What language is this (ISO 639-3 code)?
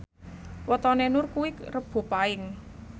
jav